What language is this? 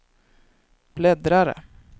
Swedish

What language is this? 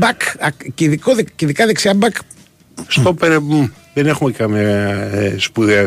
Greek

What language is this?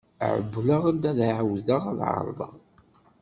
Kabyle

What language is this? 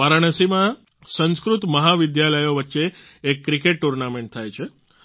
Gujarati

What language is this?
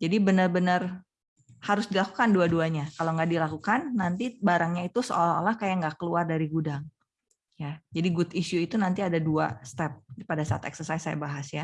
Indonesian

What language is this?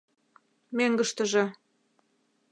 Mari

